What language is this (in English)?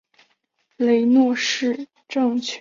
Chinese